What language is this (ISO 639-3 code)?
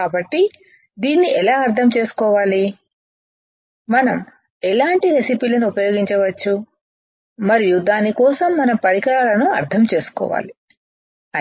tel